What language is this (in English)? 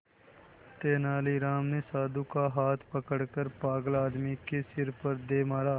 Hindi